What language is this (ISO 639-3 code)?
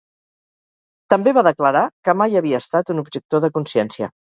cat